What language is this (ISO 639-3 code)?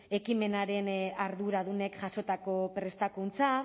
eus